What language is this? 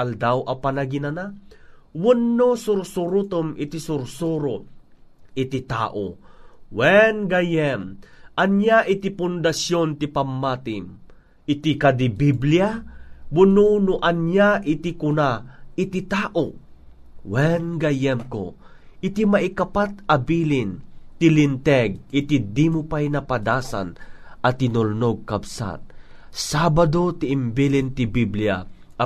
Filipino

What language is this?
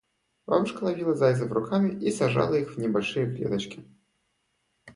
Russian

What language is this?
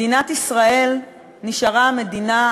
Hebrew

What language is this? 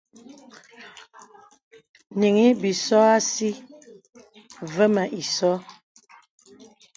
Bebele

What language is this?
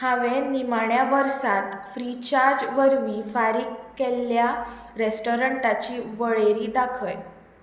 Konkani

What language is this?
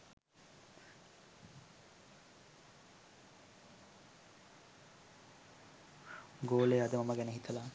Sinhala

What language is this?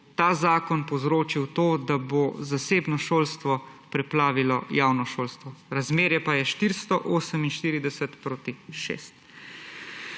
Slovenian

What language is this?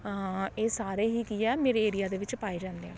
Punjabi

